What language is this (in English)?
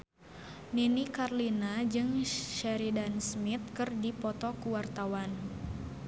Sundanese